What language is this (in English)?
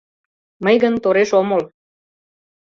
Mari